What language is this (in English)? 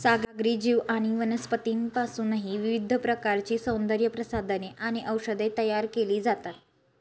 Marathi